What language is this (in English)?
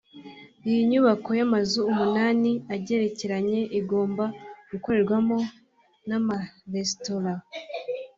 Kinyarwanda